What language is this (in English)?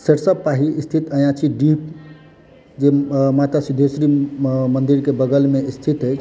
Maithili